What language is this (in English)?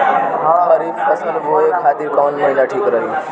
Bhojpuri